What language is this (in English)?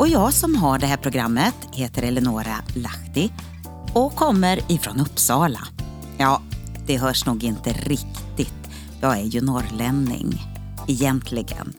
Swedish